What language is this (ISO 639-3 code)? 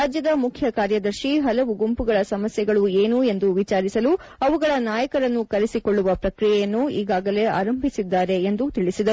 kan